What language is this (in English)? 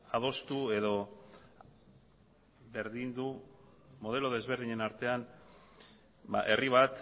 Basque